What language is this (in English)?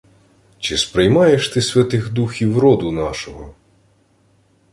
Ukrainian